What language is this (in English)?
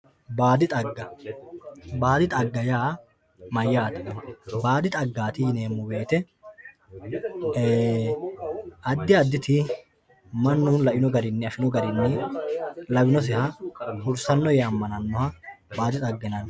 Sidamo